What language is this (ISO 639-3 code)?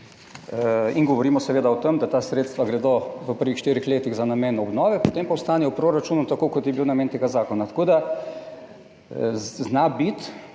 slv